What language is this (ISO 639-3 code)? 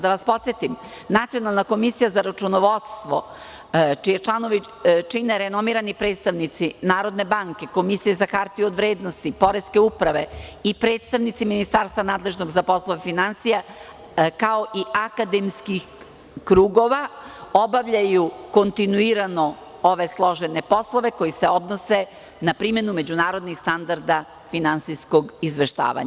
srp